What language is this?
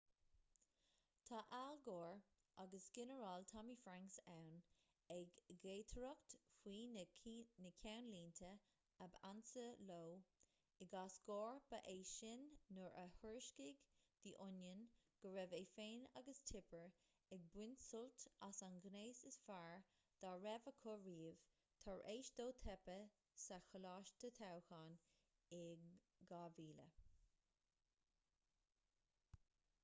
Irish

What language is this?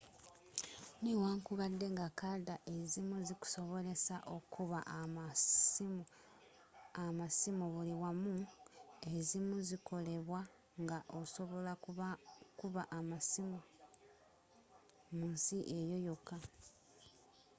Ganda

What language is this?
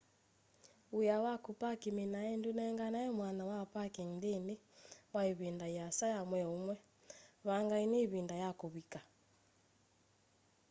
Kamba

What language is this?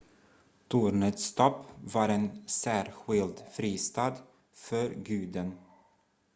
Swedish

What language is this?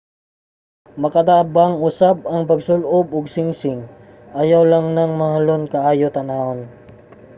Cebuano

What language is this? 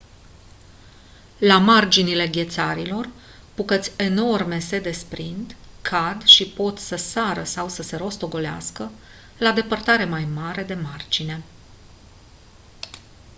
Romanian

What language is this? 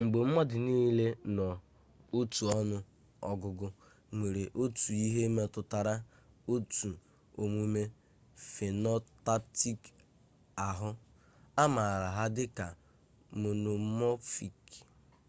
Igbo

